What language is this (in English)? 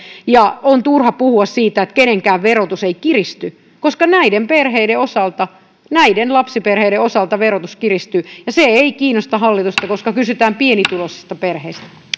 Finnish